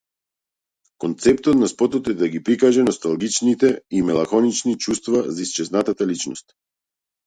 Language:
Macedonian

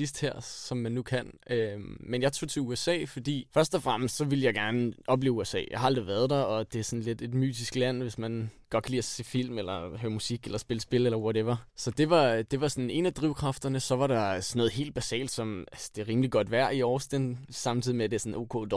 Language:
Danish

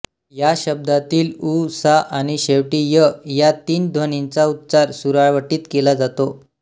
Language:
Marathi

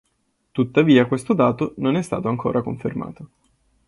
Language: Italian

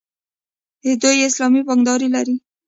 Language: Pashto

